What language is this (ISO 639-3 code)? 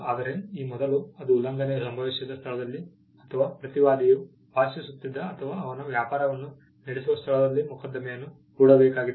kan